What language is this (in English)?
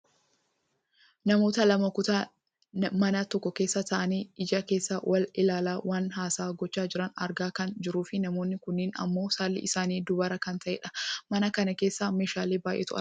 Oromo